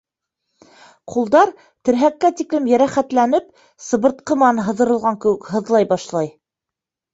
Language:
Bashkir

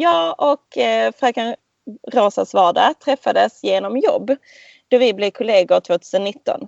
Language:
Swedish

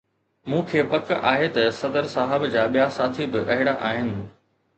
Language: Sindhi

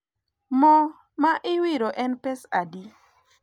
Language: Luo (Kenya and Tanzania)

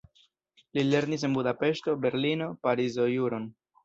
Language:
Esperanto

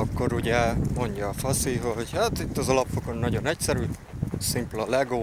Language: Hungarian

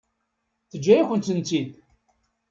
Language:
Kabyle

